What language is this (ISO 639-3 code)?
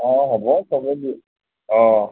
asm